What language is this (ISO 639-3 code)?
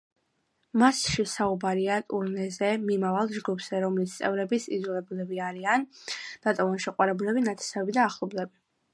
kat